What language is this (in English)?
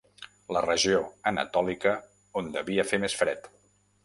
Catalan